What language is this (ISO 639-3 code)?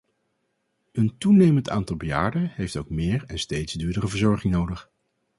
nld